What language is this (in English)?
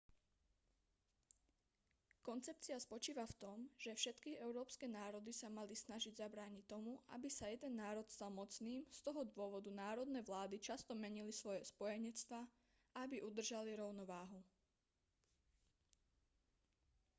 Slovak